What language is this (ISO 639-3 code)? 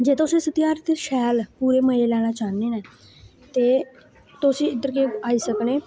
doi